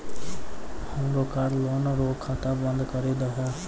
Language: Maithili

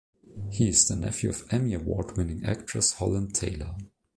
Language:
English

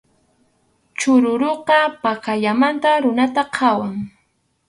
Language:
Arequipa-La Unión Quechua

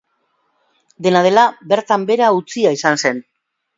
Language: Basque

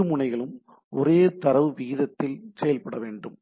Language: Tamil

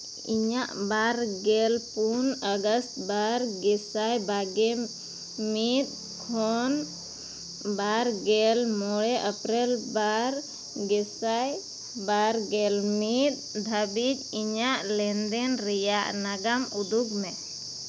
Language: Santali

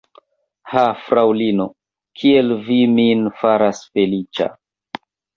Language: Esperanto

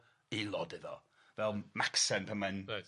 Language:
Welsh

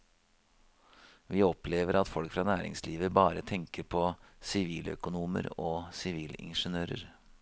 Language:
Norwegian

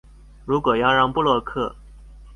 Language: Chinese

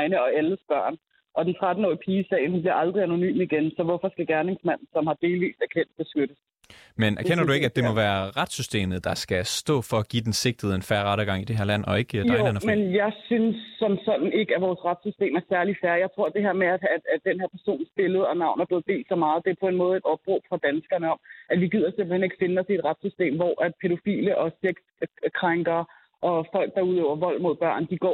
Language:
Danish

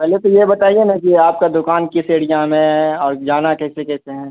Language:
Urdu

